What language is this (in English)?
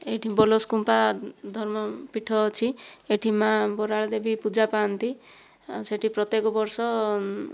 Odia